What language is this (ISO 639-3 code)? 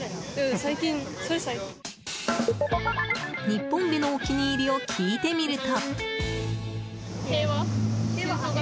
jpn